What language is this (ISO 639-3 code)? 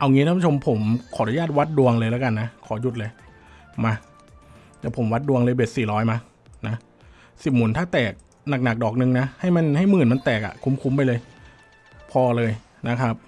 tha